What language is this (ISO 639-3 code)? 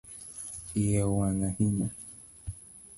luo